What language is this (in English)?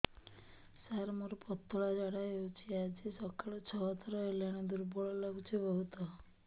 Odia